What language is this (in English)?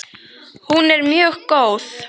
Icelandic